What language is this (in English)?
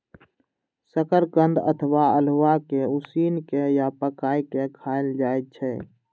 Maithili